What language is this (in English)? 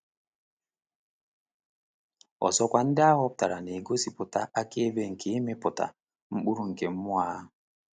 Igbo